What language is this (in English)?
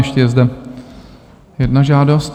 Czech